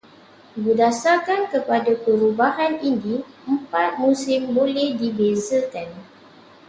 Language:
Malay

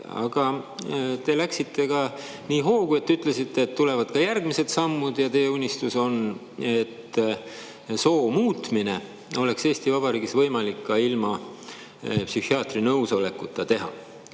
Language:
Estonian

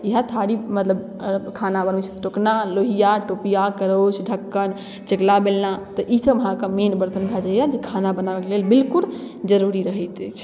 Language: Maithili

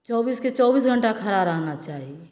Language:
Maithili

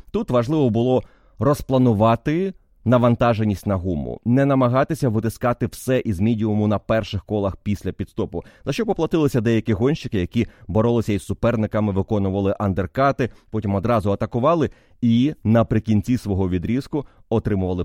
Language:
Ukrainian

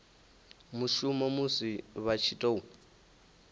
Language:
Venda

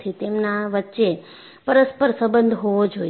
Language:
Gujarati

